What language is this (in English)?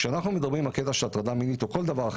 Hebrew